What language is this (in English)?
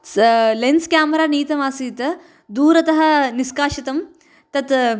Sanskrit